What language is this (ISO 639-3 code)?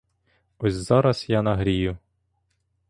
ukr